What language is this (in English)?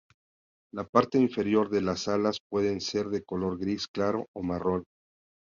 Spanish